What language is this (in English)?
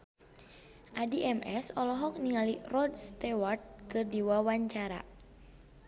Sundanese